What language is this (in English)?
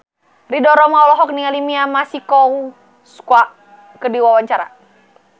Sundanese